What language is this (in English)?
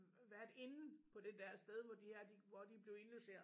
Danish